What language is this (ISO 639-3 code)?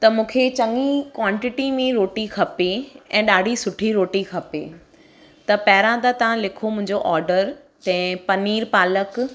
snd